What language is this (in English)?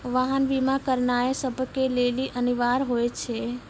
Maithili